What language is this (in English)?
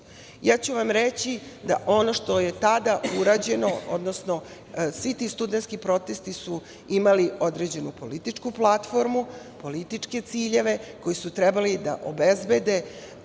Serbian